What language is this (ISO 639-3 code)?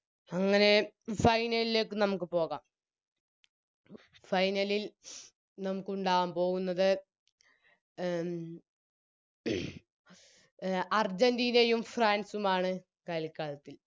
mal